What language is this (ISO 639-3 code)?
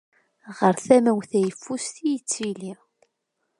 kab